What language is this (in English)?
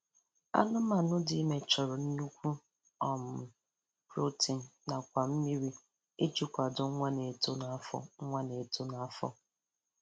Igbo